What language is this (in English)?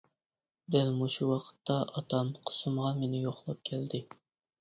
Uyghur